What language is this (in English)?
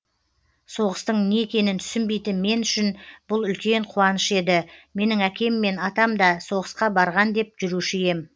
Kazakh